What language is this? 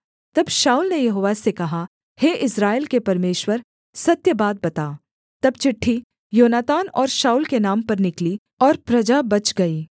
Hindi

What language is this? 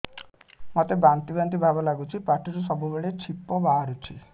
Odia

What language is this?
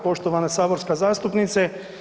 Croatian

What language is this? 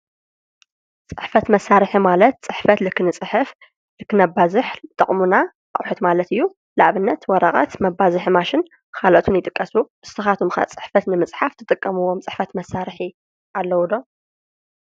Tigrinya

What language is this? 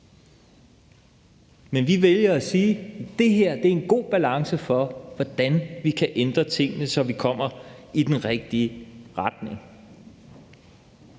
Danish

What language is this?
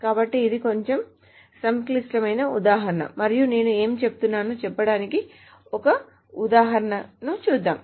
Telugu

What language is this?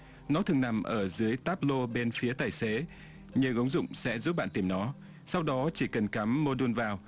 Vietnamese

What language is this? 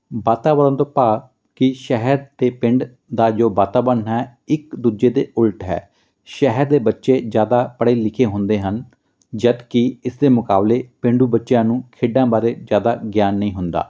Punjabi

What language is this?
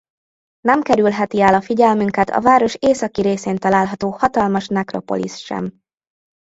Hungarian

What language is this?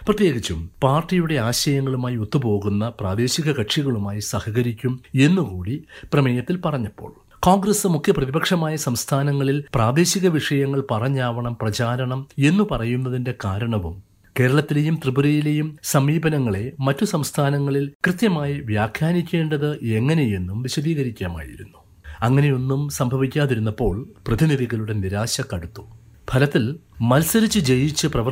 Malayalam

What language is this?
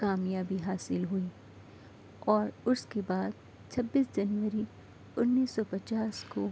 Urdu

